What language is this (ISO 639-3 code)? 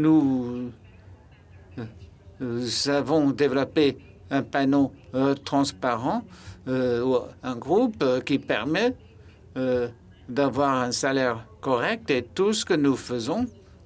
fra